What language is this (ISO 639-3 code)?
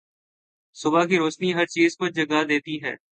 urd